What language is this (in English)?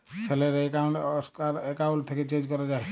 Bangla